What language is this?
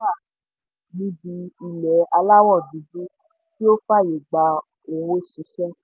Yoruba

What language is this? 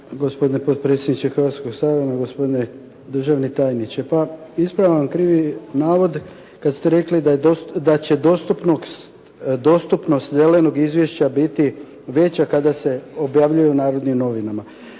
Croatian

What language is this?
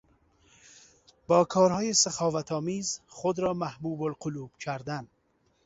Persian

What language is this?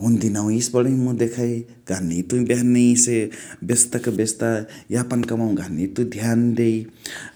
Chitwania Tharu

